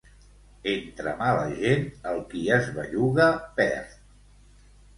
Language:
Catalan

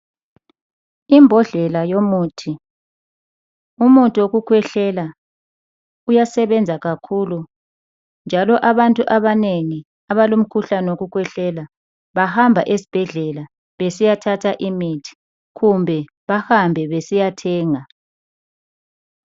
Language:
North Ndebele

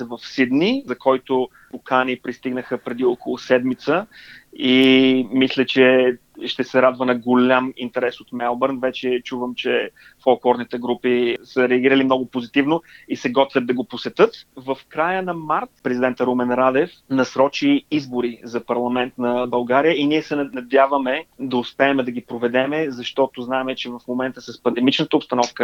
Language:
Bulgarian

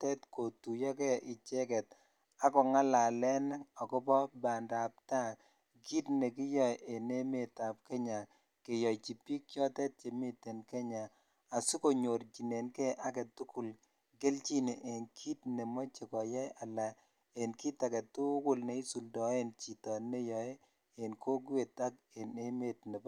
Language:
Kalenjin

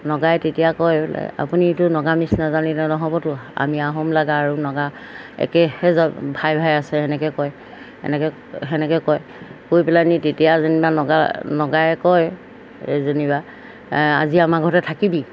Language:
Assamese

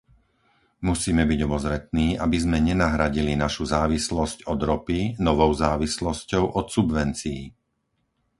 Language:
Slovak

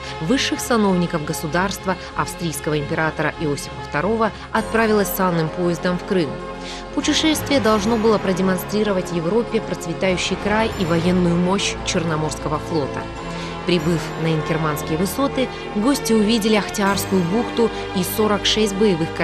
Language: Russian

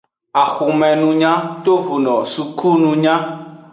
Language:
Aja (Benin)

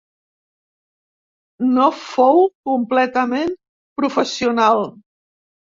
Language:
Catalan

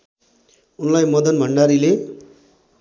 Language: Nepali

